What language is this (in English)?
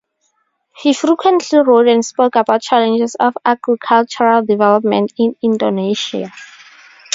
English